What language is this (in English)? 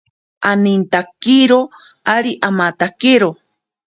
Ashéninka Perené